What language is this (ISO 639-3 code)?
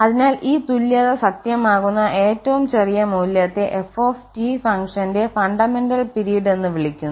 mal